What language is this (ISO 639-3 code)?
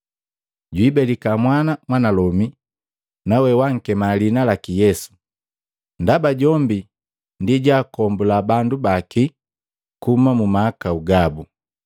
mgv